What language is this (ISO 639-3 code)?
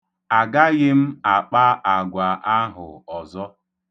ibo